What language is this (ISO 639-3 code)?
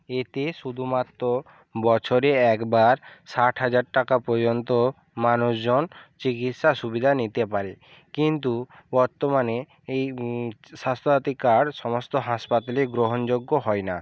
ben